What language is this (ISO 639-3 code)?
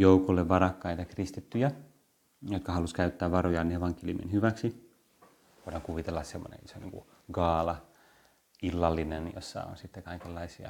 fin